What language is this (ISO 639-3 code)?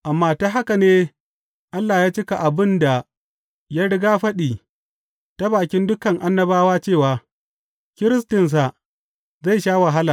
hau